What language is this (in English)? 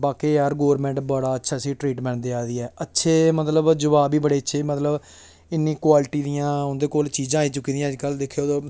Dogri